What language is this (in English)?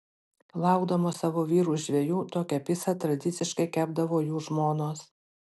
Lithuanian